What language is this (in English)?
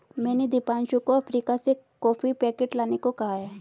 Hindi